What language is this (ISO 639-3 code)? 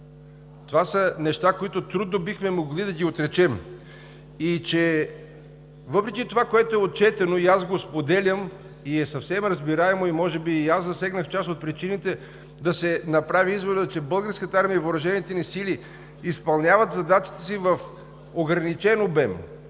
bul